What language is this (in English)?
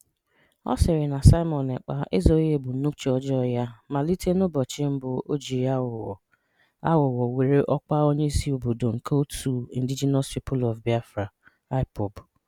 Igbo